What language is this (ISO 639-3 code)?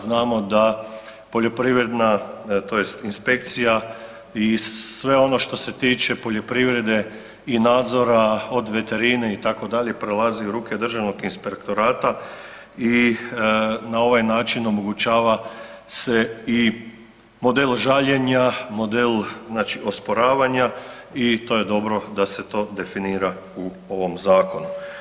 hrv